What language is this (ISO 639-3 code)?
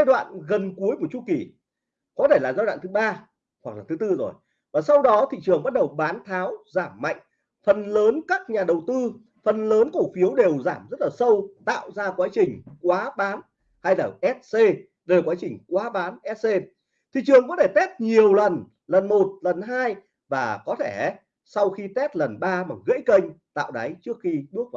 vie